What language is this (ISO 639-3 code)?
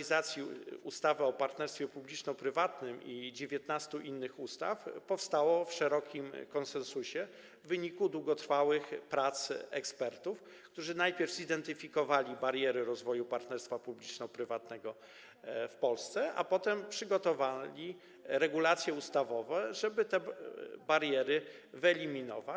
pol